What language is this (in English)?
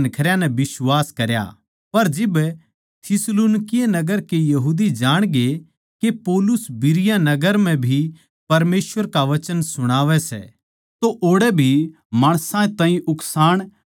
Haryanvi